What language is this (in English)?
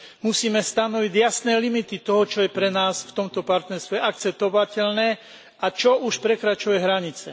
Slovak